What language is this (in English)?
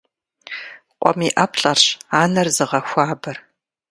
Kabardian